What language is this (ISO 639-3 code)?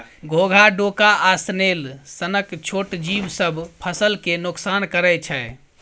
mai